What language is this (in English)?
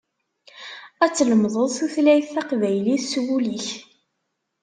Kabyle